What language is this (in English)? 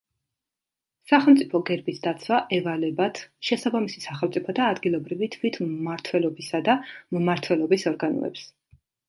Georgian